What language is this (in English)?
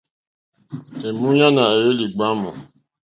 Mokpwe